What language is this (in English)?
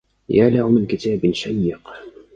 Arabic